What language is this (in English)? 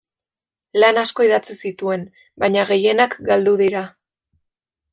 Basque